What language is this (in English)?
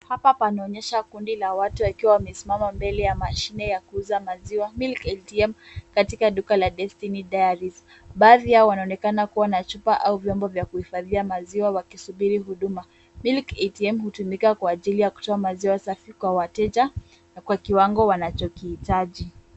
Swahili